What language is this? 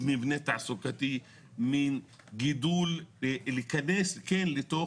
Hebrew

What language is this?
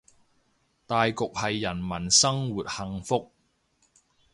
Cantonese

